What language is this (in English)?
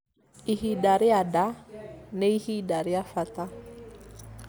Kikuyu